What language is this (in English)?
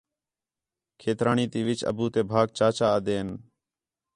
Khetrani